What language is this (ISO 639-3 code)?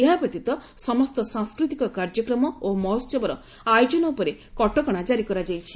ori